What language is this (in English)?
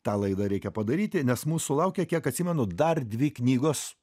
Lithuanian